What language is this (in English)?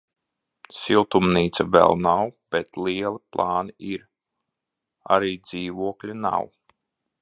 Latvian